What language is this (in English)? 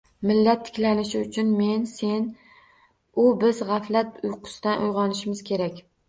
Uzbek